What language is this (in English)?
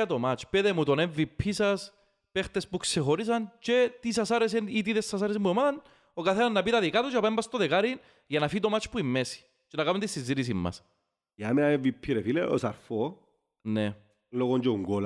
Greek